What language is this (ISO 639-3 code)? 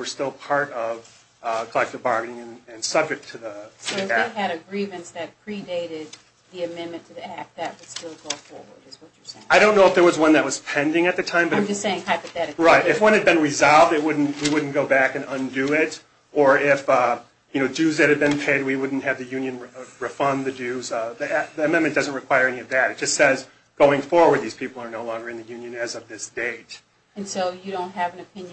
eng